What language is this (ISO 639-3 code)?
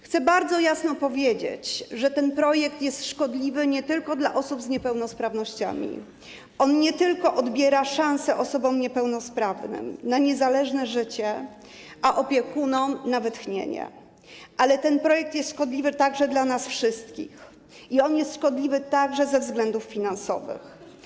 pol